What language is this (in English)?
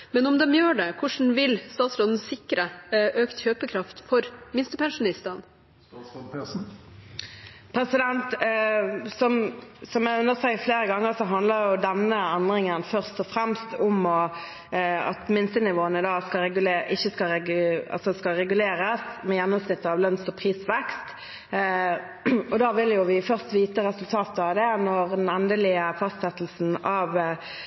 Norwegian Bokmål